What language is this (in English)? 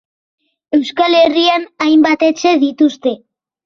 Basque